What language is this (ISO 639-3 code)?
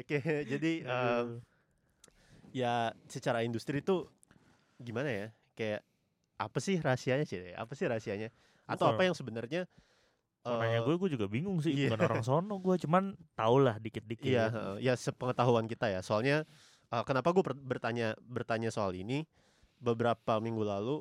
ind